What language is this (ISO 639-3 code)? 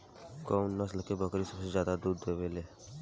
bho